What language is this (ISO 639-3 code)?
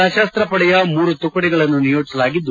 kan